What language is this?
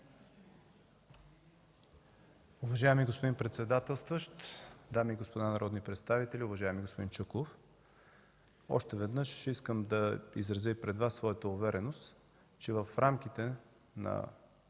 Bulgarian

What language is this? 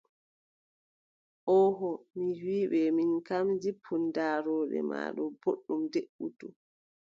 Adamawa Fulfulde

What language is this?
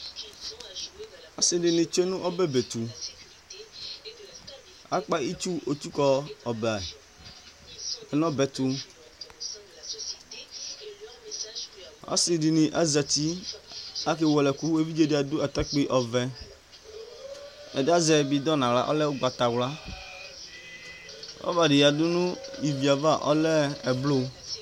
Ikposo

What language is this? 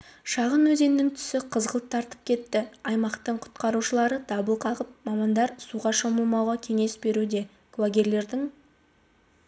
Kazakh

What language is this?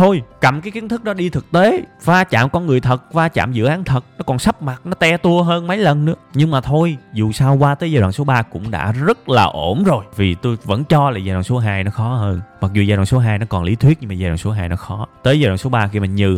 Vietnamese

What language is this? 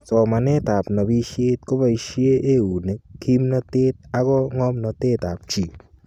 Kalenjin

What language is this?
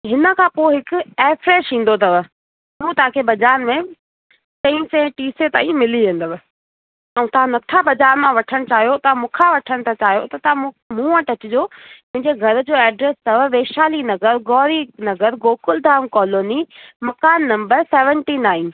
Sindhi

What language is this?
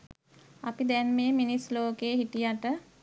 Sinhala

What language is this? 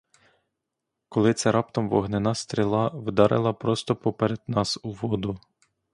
Ukrainian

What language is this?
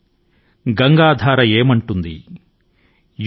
Telugu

